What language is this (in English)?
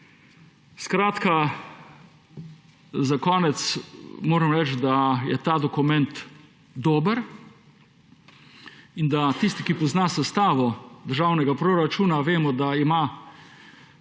Slovenian